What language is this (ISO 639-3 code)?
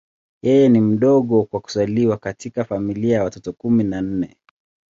swa